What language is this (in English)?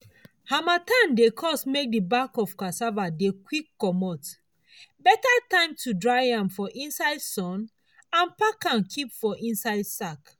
Nigerian Pidgin